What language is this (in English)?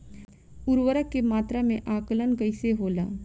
Bhojpuri